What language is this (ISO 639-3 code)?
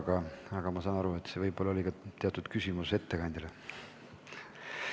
est